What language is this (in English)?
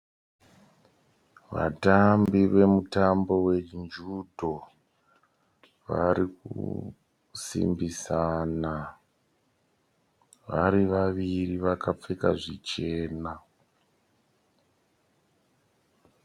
Shona